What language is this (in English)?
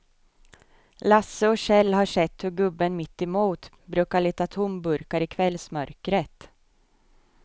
Swedish